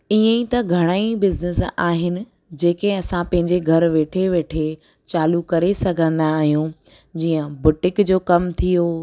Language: Sindhi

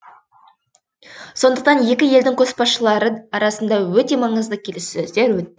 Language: Kazakh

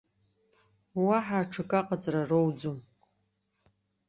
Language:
Abkhazian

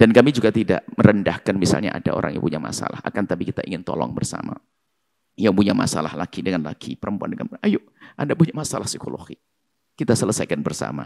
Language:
Indonesian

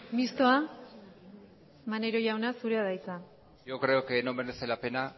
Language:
Basque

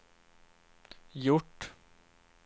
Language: Swedish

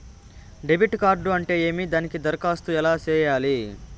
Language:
Telugu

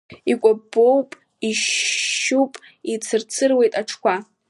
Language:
Abkhazian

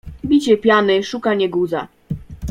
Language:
Polish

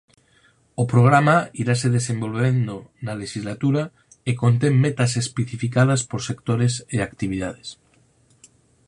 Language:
Galician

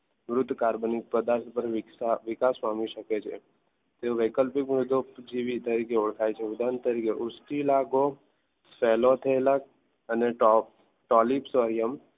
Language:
Gujarati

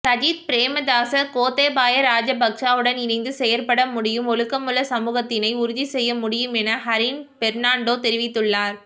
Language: Tamil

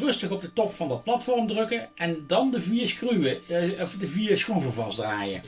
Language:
Dutch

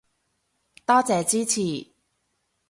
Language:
Cantonese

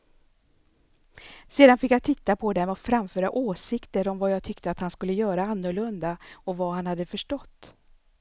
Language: Swedish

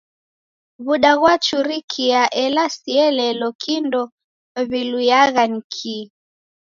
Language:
Taita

